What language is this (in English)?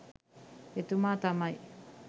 Sinhala